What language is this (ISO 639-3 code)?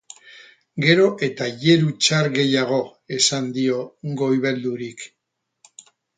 eus